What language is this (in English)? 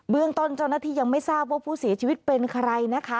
Thai